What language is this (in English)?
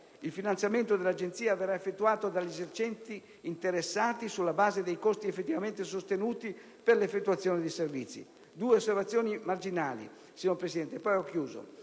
Italian